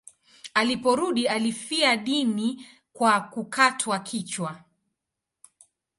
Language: Swahili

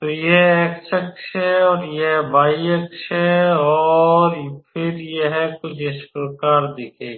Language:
Hindi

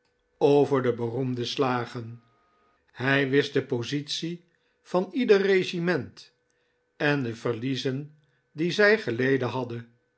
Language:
Dutch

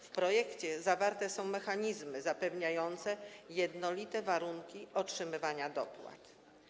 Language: Polish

